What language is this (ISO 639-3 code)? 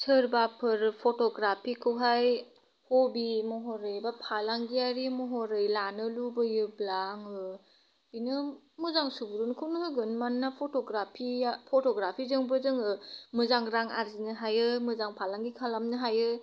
brx